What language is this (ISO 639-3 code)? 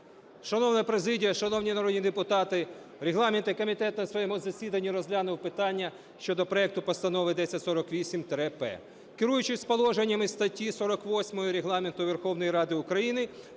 ukr